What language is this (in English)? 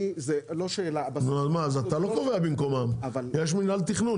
Hebrew